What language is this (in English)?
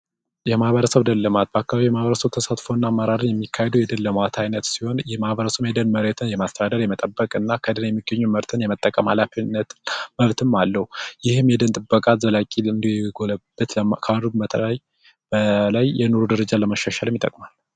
Amharic